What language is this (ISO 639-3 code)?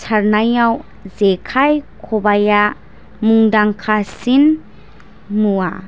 brx